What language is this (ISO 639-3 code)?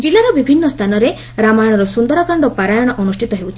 ori